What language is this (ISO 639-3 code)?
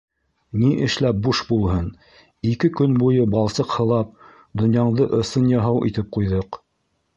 bak